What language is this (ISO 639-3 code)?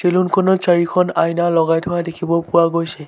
asm